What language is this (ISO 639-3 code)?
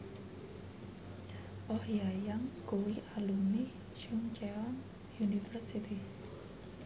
jav